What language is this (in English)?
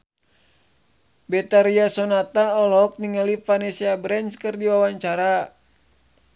Sundanese